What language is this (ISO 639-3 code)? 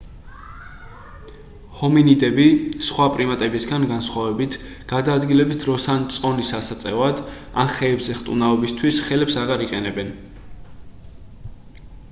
kat